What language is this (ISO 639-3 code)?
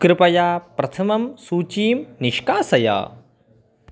san